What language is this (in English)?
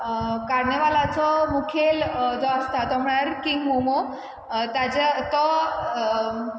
Konkani